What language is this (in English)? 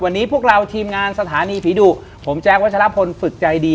Thai